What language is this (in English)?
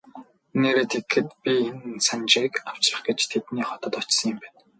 Mongolian